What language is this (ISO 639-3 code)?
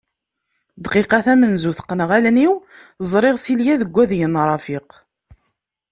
kab